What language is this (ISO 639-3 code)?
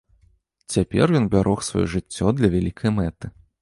bel